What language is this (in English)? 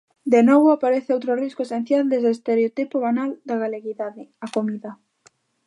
Galician